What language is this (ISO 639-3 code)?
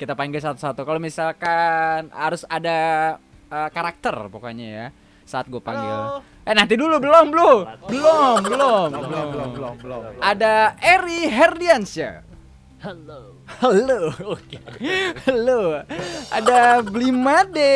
ind